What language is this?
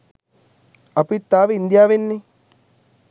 Sinhala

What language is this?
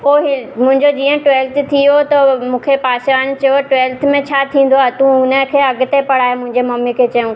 Sindhi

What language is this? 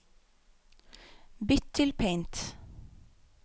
Norwegian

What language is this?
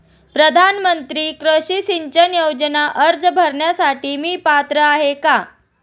Marathi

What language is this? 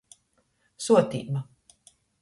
Latgalian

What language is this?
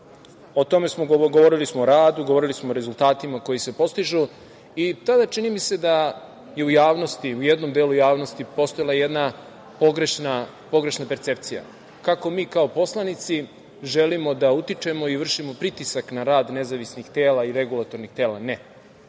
Serbian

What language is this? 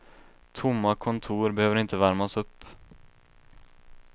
Swedish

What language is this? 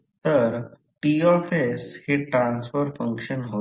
Marathi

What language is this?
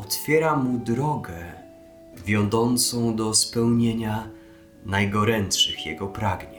Polish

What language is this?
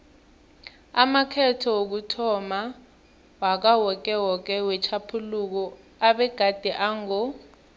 South Ndebele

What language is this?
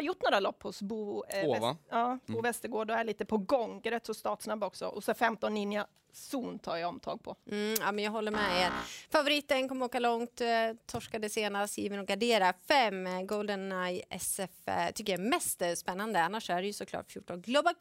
Swedish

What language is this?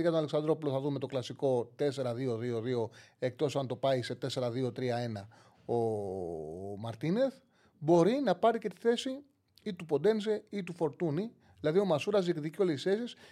Greek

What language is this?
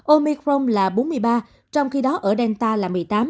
Vietnamese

